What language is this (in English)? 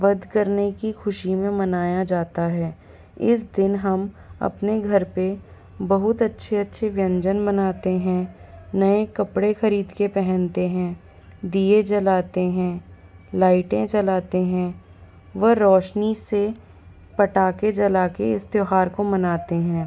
Hindi